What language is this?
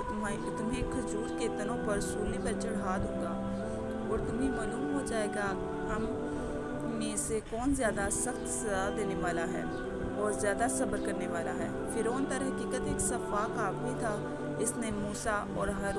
Urdu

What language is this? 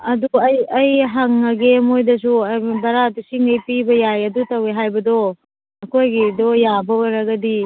Manipuri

